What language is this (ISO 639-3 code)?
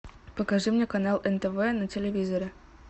rus